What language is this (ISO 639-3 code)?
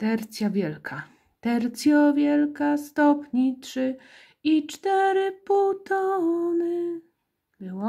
pol